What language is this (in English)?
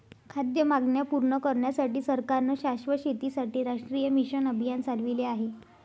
Marathi